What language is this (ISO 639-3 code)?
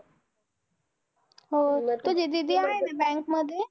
mar